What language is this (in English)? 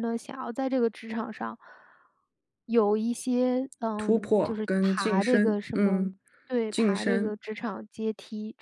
Chinese